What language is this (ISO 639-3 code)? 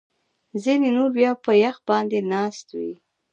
pus